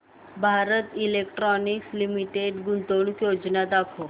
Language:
Marathi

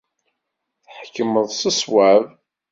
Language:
Kabyle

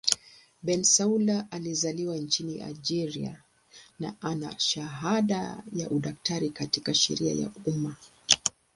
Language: Swahili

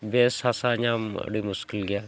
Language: Santali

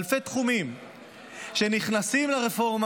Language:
Hebrew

